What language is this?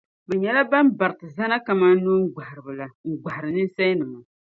Dagbani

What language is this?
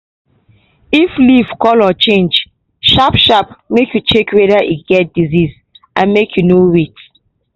Nigerian Pidgin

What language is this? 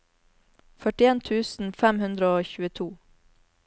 Norwegian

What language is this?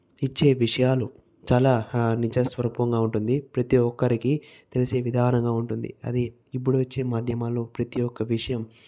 Telugu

